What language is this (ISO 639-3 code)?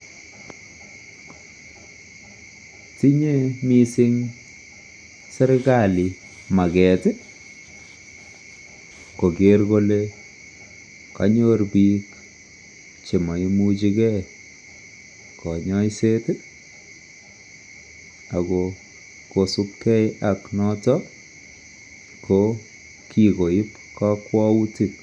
kln